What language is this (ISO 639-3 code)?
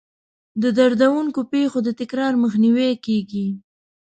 pus